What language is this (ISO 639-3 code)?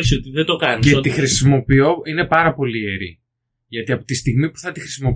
ell